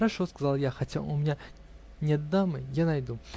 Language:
Russian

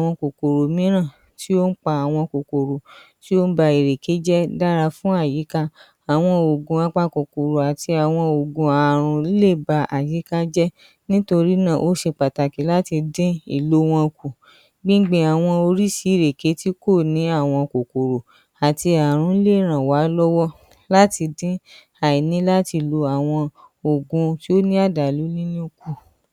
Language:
Yoruba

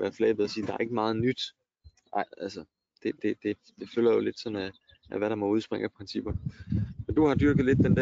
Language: Danish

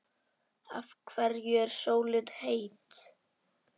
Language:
Icelandic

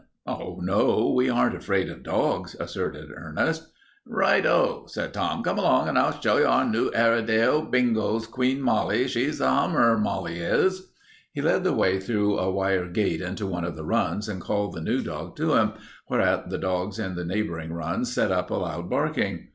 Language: English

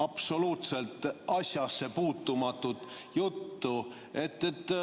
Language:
Estonian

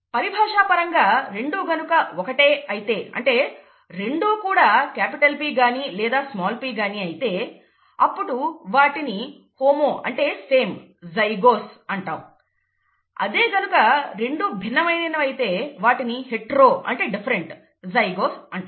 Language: Telugu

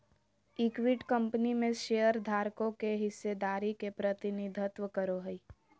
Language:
Magahi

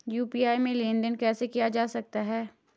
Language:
Hindi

